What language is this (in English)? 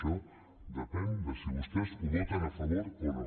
Catalan